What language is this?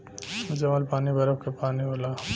Bhojpuri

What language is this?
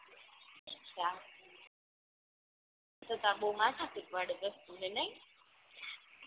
Gujarati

